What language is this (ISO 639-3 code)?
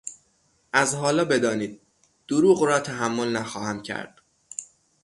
fas